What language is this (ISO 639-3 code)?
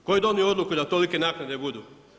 hrv